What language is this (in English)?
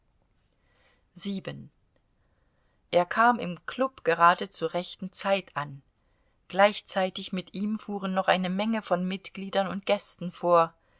German